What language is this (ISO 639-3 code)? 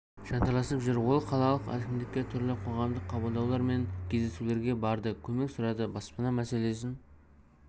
kaz